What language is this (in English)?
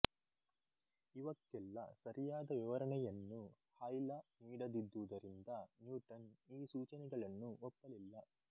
Kannada